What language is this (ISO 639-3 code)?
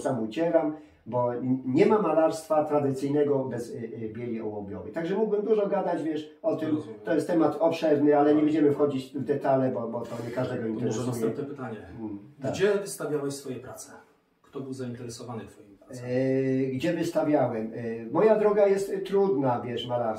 pol